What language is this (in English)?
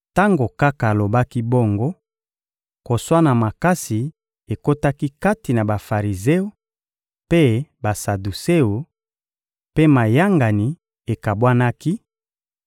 Lingala